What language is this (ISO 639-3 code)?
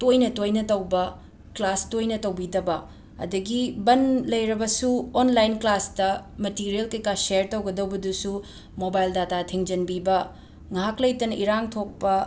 mni